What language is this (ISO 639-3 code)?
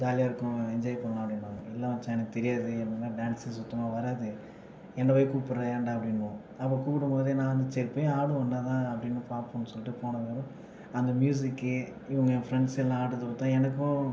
tam